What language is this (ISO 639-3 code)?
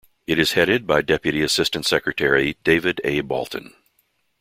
eng